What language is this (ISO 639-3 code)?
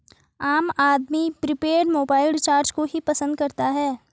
hin